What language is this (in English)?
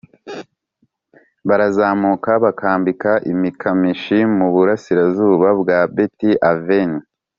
Kinyarwanda